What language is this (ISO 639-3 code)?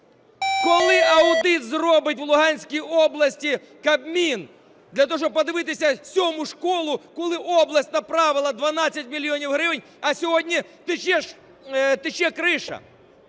ukr